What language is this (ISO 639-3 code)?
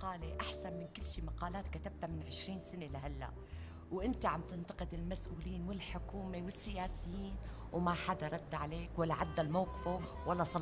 ara